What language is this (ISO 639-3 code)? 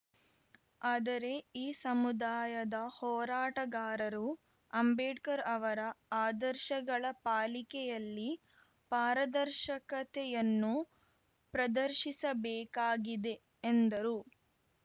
kan